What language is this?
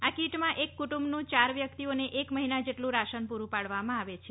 Gujarati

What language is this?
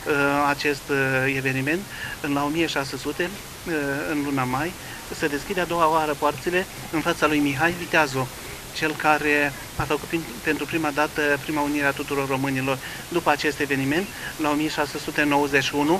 Romanian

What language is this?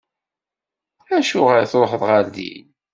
Kabyle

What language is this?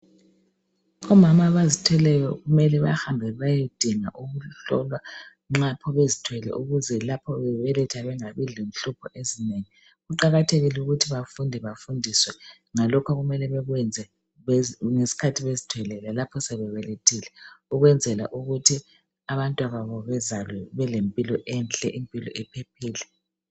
North Ndebele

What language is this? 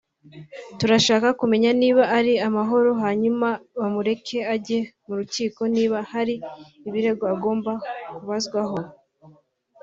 Kinyarwanda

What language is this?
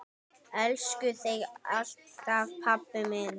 Icelandic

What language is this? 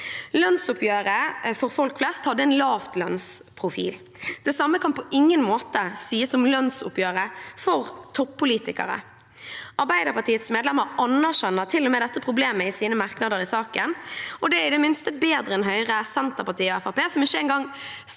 Norwegian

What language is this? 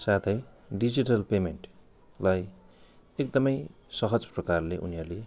Nepali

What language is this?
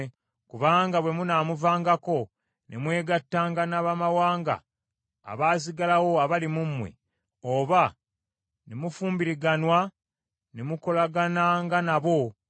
Ganda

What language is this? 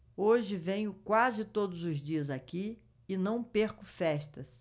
Portuguese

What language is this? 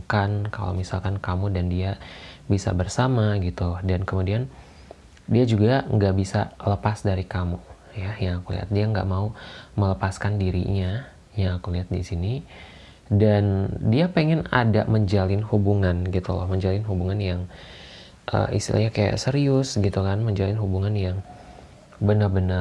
Indonesian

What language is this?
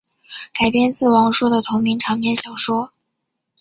Chinese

